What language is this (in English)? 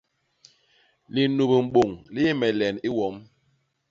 Basaa